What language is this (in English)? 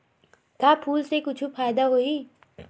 Chhattisgarhi